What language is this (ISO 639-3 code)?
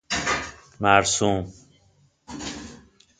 fas